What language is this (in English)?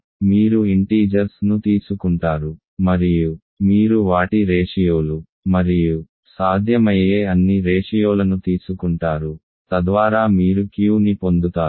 Telugu